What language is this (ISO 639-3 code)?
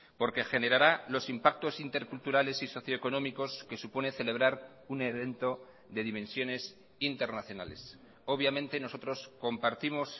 spa